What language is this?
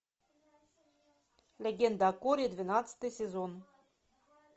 Russian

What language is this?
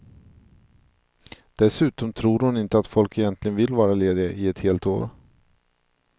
Swedish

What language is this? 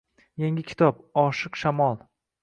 Uzbek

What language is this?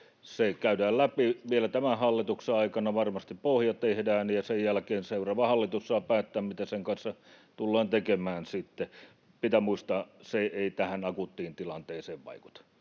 Finnish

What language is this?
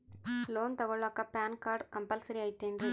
Kannada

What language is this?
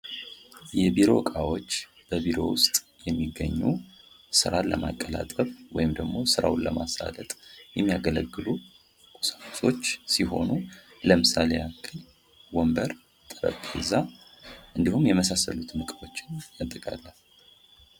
Amharic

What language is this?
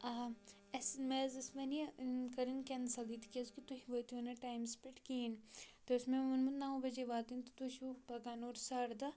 Kashmiri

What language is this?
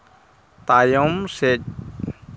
Santali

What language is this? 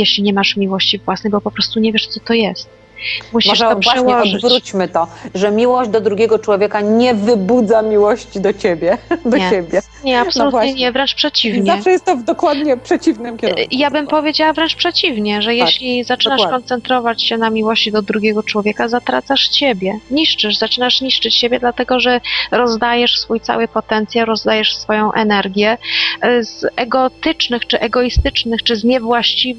Polish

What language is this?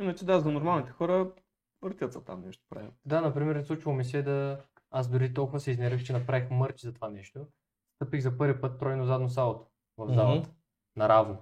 Bulgarian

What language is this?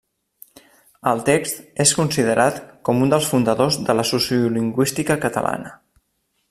Catalan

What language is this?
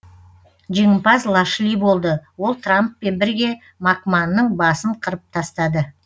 Kazakh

